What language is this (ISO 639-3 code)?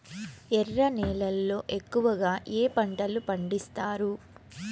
tel